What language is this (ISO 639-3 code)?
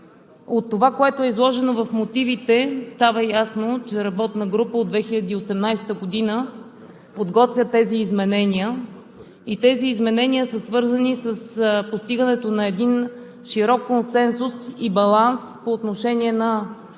bul